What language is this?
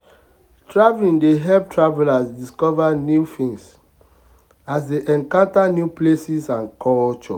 Nigerian Pidgin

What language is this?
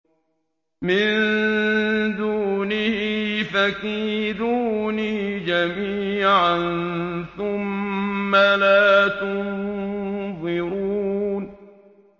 Arabic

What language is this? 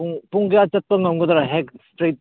Manipuri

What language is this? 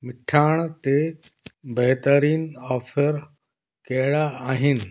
Sindhi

